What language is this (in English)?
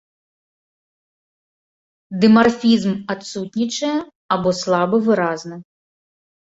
Belarusian